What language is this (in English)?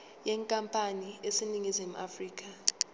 Zulu